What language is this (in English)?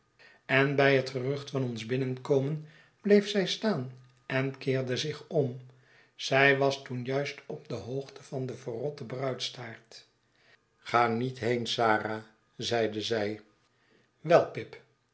Dutch